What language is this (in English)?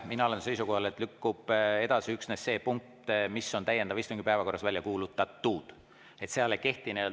Estonian